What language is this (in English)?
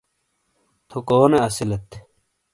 Shina